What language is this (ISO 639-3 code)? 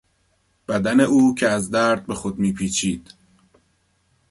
fas